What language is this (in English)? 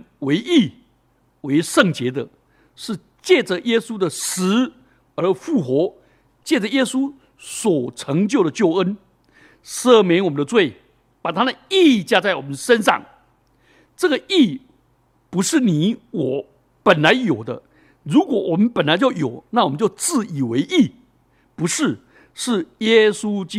Chinese